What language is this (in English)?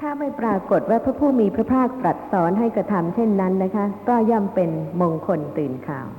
Thai